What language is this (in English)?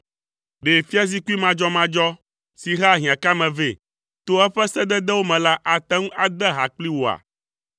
Ewe